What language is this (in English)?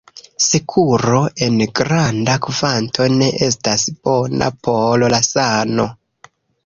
Esperanto